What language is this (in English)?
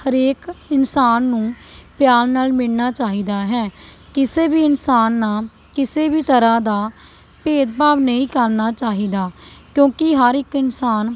Punjabi